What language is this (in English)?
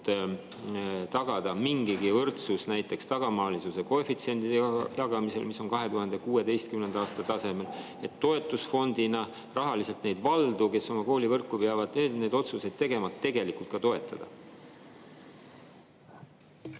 Estonian